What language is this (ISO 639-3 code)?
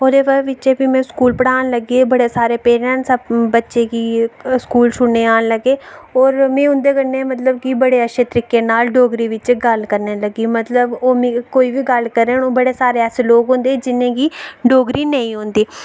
doi